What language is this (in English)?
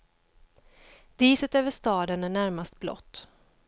Swedish